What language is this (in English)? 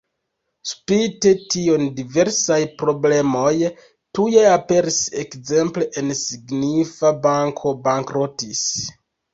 Esperanto